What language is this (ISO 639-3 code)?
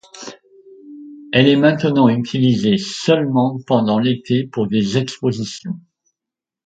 fra